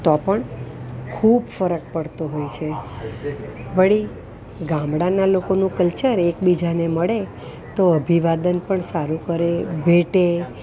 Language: Gujarati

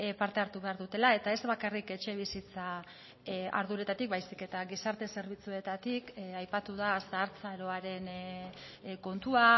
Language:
Basque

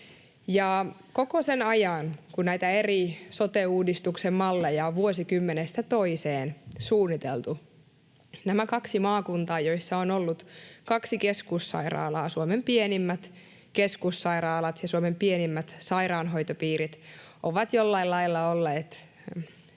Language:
Finnish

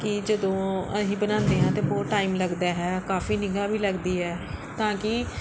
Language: Punjabi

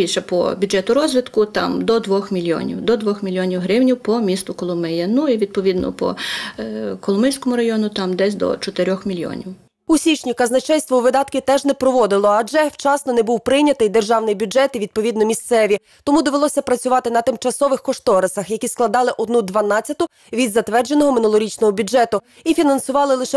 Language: Ukrainian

